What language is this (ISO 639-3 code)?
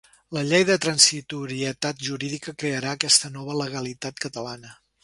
cat